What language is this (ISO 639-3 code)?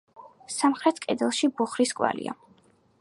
kat